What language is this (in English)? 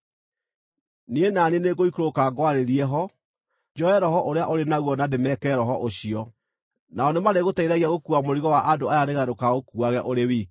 Kikuyu